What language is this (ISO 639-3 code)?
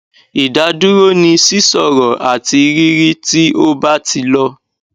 yor